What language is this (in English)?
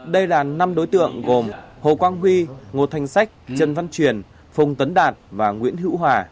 Vietnamese